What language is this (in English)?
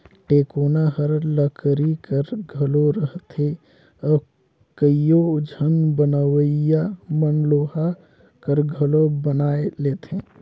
Chhattisgarhi